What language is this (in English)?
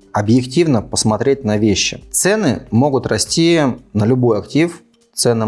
Russian